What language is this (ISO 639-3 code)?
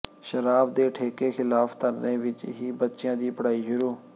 pan